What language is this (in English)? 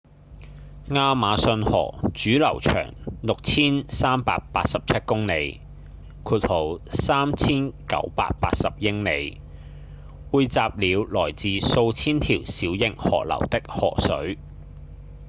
Cantonese